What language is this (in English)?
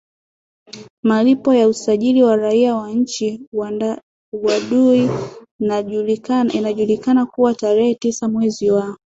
Swahili